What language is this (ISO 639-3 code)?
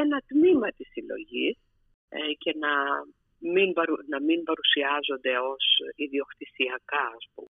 ell